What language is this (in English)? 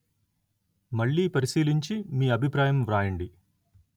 Telugu